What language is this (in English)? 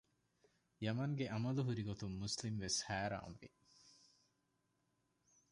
Divehi